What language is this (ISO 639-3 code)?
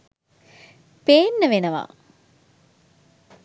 sin